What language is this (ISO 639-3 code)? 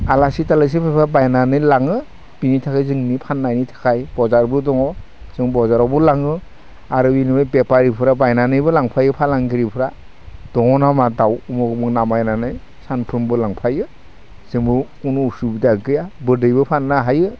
brx